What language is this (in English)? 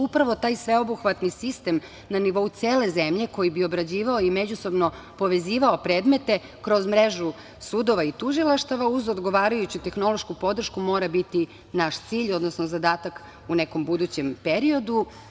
Serbian